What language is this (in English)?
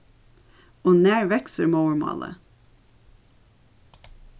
Faroese